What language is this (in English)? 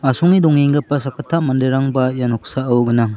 Garo